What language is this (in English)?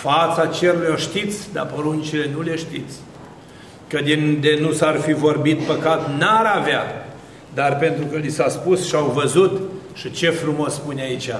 Romanian